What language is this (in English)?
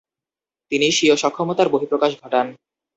Bangla